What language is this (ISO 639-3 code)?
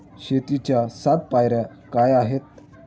mar